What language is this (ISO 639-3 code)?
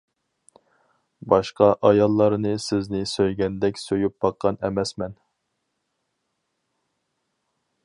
uig